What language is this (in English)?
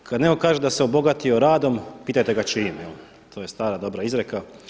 Croatian